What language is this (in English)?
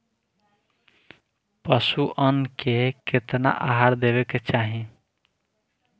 Bhojpuri